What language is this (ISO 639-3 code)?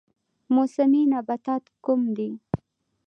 pus